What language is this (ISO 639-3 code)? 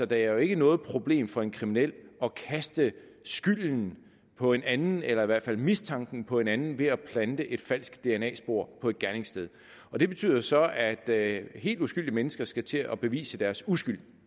dan